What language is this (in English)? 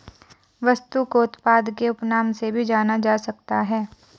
Hindi